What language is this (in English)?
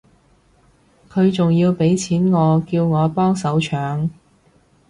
Cantonese